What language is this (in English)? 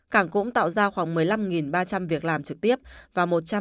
Vietnamese